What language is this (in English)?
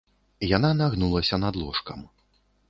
Belarusian